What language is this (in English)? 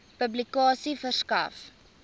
Afrikaans